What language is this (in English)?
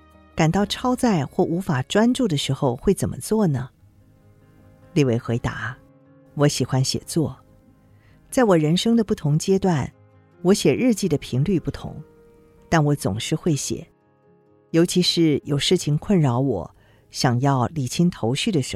Chinese